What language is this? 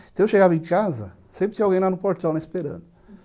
Portuguese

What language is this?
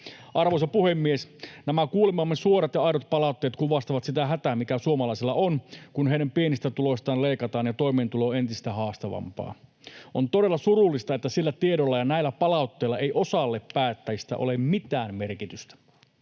Finnish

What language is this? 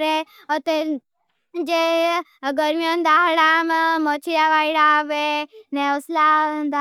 Bhili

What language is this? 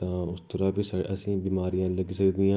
Dogri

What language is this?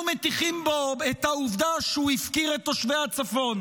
Hebrew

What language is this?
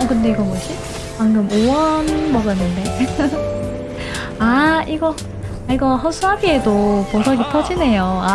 Korean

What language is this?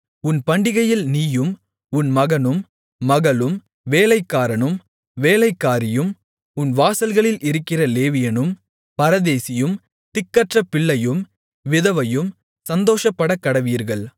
Tamil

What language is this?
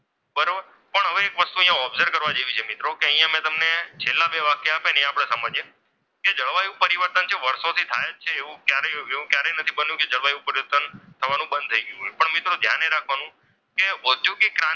Gujarati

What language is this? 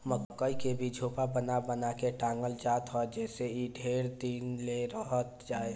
Bhojpuri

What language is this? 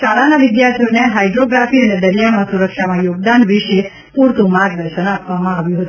Gujarati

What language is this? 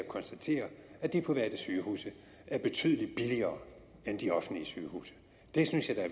Danish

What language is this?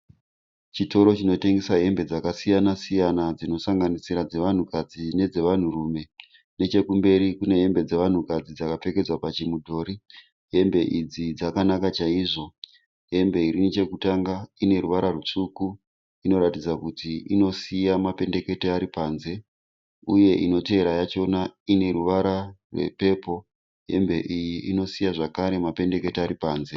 Shona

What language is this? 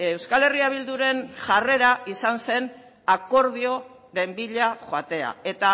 Basque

